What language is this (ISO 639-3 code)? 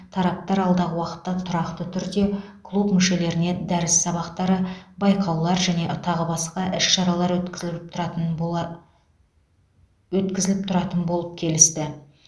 kaz